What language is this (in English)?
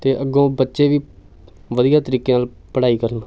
Punjabi